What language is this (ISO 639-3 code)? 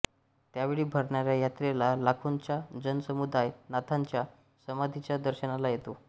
mar